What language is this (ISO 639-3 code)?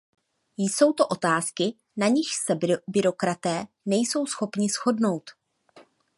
ces